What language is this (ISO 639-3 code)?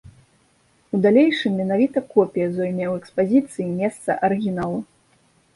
bel